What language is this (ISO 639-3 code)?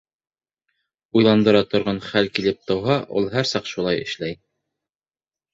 bak